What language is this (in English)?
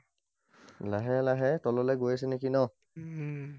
Assamese